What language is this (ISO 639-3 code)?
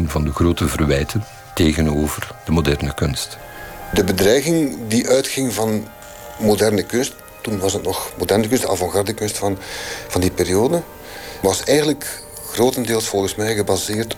nld